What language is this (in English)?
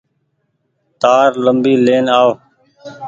Goaria